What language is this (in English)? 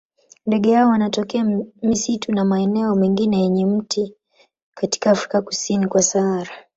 Swahili